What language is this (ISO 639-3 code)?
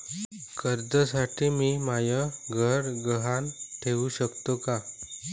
mar